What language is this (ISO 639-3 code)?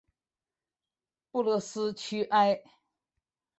zho